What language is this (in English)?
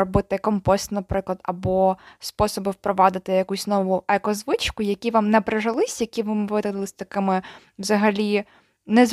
Ukrainian